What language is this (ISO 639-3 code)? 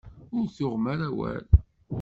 kab